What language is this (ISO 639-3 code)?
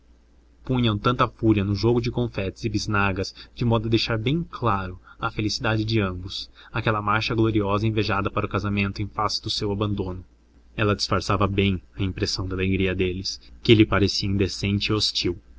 por